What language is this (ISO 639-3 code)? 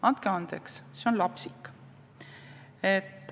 est